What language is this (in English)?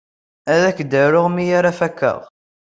Kabyle